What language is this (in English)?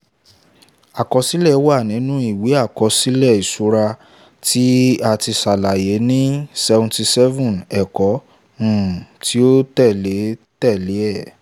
Yoruba